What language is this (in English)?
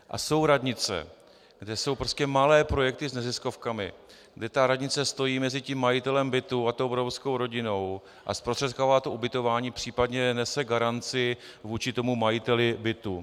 Czech